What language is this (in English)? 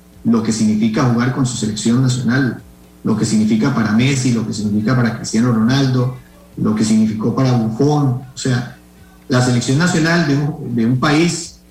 Spanish